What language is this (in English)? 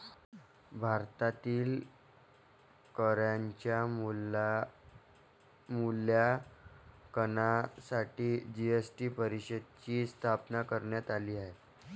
Marathi